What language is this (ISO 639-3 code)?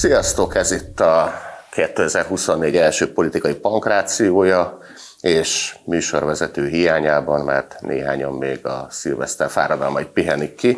hun